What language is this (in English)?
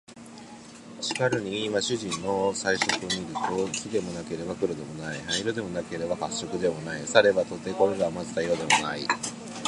Japanese